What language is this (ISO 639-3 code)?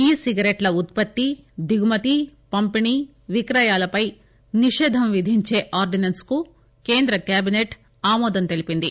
tel